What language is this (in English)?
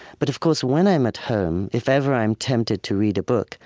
English